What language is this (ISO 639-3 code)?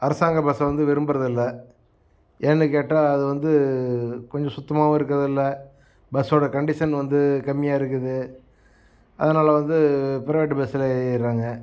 tam